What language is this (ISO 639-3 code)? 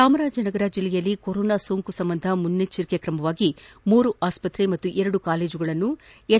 kan